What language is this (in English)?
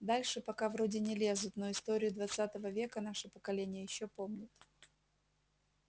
Russian